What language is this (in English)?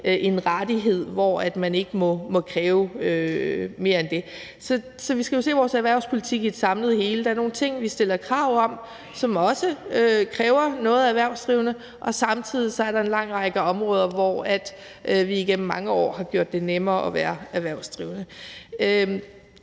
Danish